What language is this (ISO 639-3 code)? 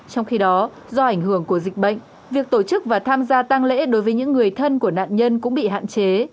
vie